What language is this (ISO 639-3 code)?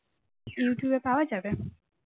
ben